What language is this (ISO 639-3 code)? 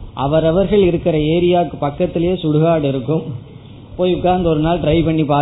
tam